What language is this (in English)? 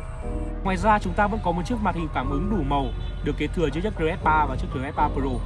Vietnamese